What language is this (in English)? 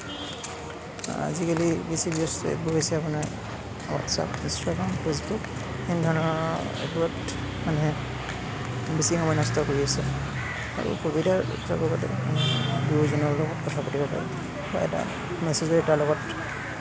Assamese